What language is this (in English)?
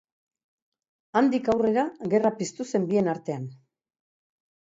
Basque